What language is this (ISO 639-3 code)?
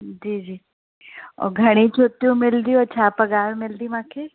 snd